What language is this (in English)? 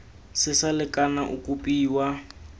Tswana